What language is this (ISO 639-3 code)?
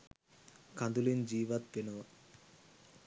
sin